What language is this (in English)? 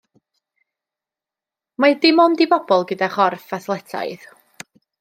Welsh